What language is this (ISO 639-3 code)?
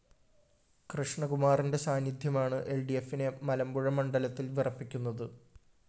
mal